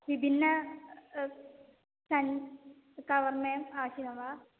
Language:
Sanskrit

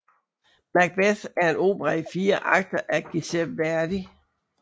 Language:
Danish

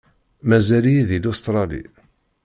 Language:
Kabyle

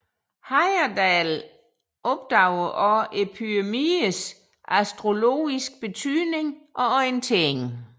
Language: Danish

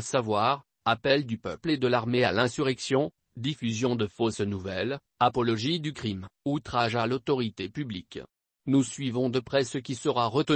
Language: French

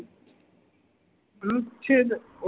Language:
Gujarati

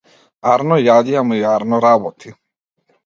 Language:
Macedonian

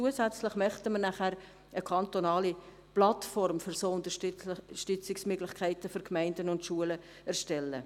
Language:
Swiss German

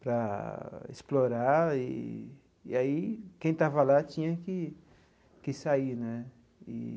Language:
Portuguese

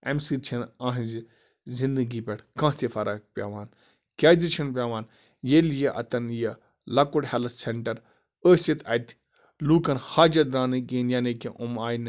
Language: Kashmiri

